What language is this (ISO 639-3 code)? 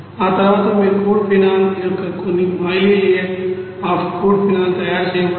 tel